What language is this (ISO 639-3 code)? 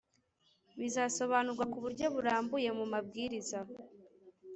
kin